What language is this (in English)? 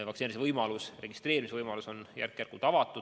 Estonian